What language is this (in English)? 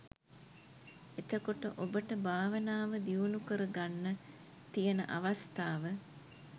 Sinhala